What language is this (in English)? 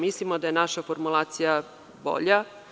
Serbian